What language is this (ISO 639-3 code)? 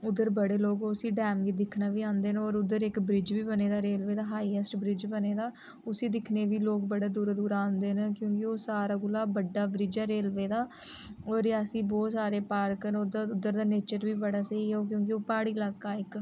doi